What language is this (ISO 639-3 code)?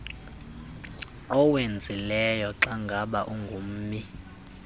xho